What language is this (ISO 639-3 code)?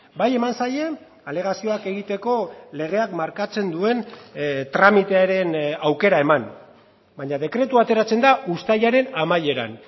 eus